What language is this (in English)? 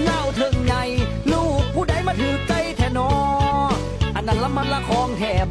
Thai